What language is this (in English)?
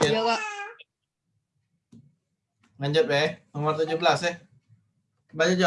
Indonesian